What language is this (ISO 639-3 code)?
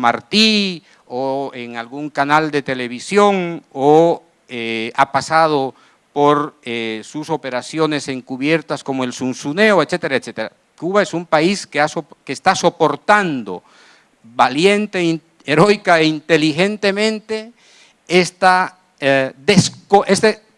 spa